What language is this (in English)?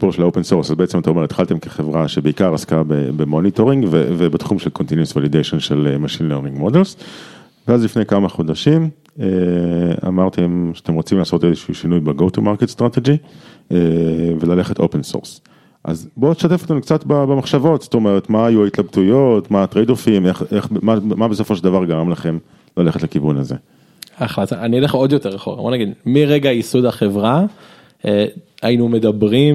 Hebrew